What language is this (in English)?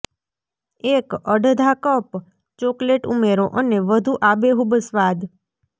Gujarati